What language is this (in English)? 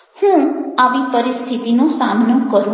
Gujarati